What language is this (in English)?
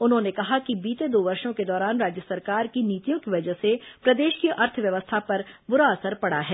Hindi